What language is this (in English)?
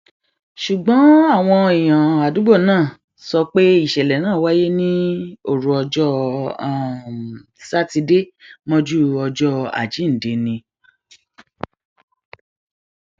Yoruba